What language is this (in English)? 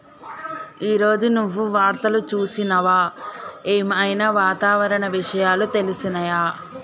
Telugu